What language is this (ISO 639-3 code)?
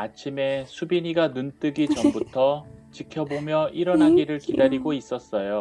kor